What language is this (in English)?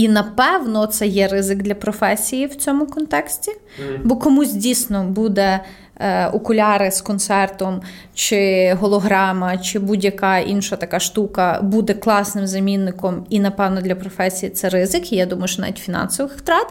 Ukrainian